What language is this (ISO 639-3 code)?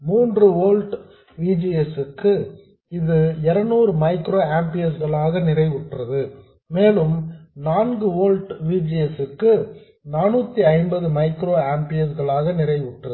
tam